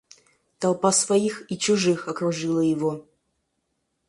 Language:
Russian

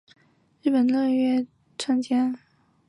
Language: Chinese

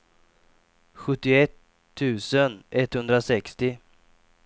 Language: Swedish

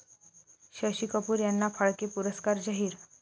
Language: Marathi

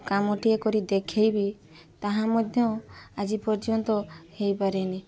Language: Odia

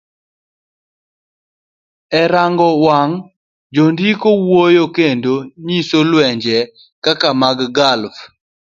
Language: Luo (Kenya and Tanzania)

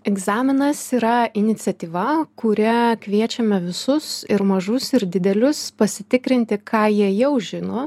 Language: Lithuanian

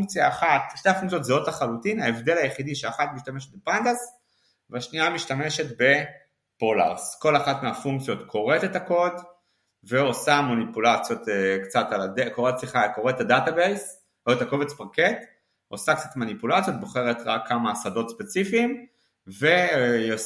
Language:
Hebrew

